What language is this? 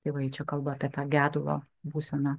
Lithuanian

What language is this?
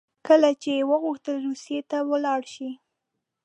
Pashto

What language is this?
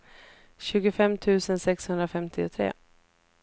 Swedish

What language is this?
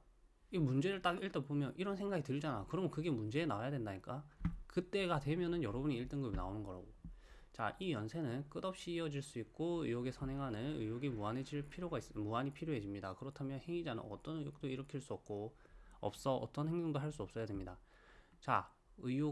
Korean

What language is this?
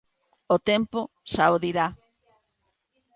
Galician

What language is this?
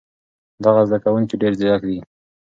Pashto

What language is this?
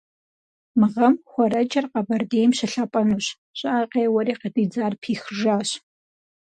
Kabardian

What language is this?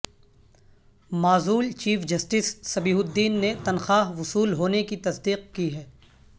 Urdu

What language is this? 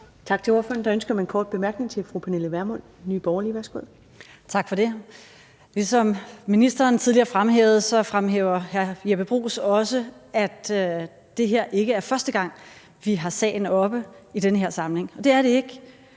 Danish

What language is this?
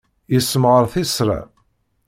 Kabyle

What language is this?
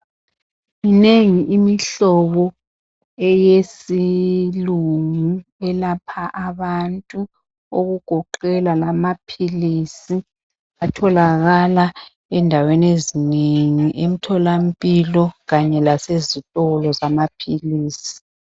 North Ndebele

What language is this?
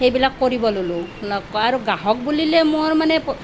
Assamese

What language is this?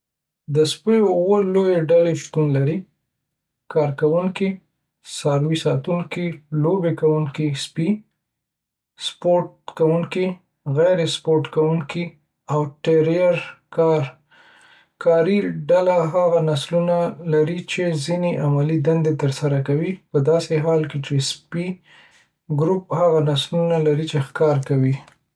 Pashto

